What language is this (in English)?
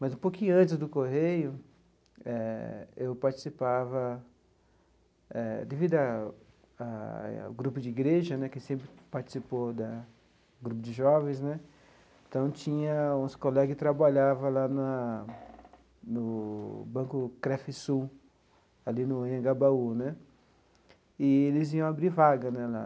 Portuguese